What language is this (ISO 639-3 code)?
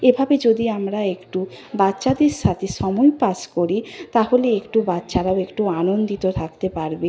ben